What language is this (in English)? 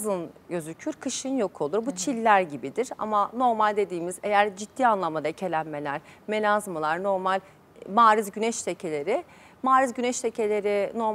Turkish